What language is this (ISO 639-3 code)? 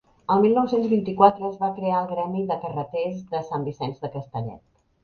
cat